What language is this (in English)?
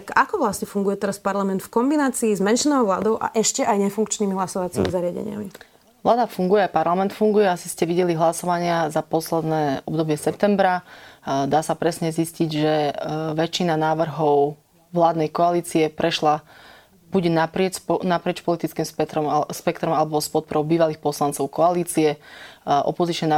Slovak